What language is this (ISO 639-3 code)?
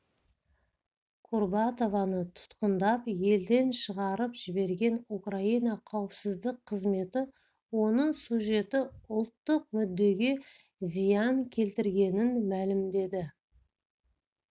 kaz